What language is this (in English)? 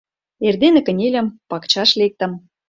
Mari